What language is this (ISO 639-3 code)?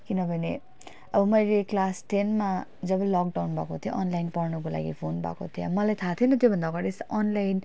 nep